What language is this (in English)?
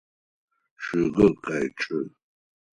Adyghe